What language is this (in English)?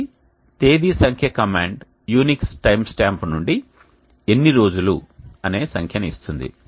Telugu